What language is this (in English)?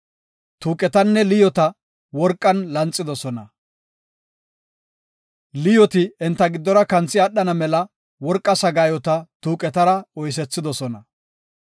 Gofa